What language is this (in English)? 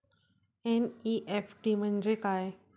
Marathi